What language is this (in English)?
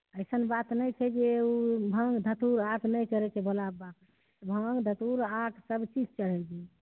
Maithili